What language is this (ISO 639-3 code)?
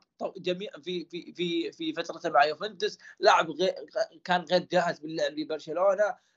ara